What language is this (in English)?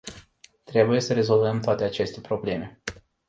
Romanian